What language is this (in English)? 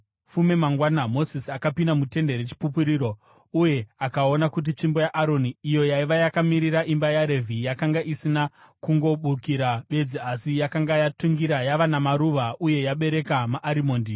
Shona